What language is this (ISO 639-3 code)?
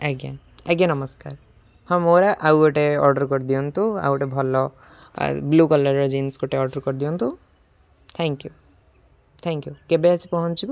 ori